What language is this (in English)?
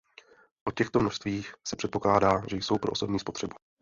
Czech